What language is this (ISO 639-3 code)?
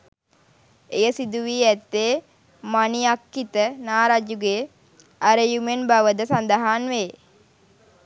sin